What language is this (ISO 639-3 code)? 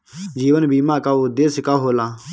bho